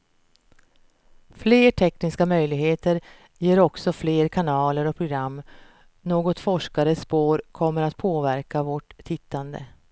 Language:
Swedish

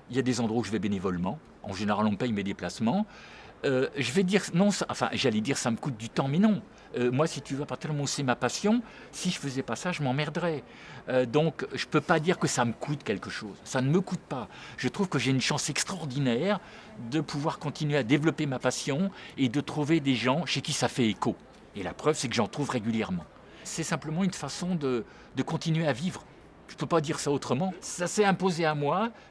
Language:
French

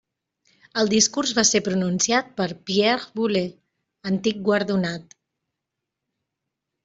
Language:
Catalan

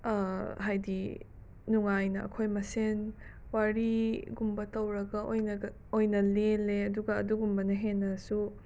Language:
Manipuri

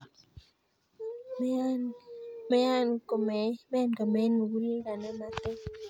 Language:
Kalenjin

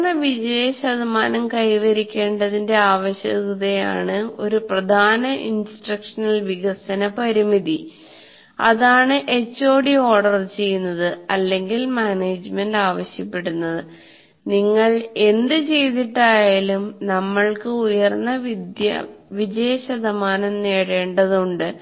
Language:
Malayalam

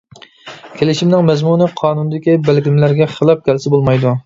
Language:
Uyghur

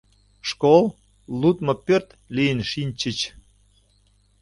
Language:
Mari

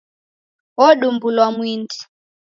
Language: Taita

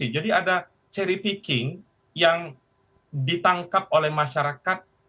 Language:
Indonesian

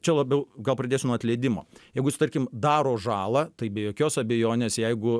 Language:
Lithuanian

